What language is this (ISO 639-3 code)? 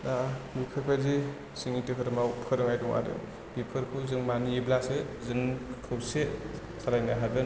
brx